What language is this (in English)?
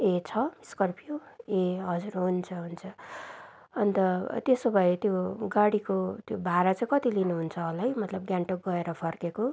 Nepali